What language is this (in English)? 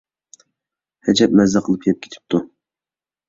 Uyghur